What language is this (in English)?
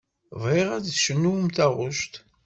Kabyle